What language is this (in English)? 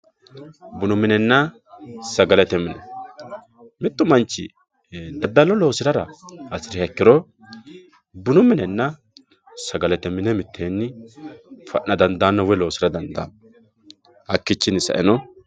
Sidamo